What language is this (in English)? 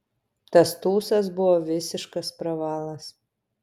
Lithuanian